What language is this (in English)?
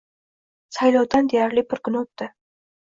Uzbek